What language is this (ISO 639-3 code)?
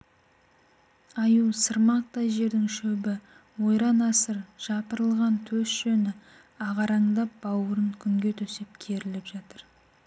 kaz